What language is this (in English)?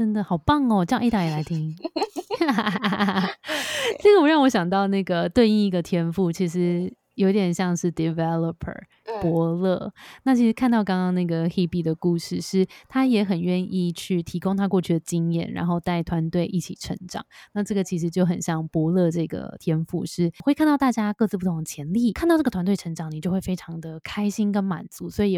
Chinese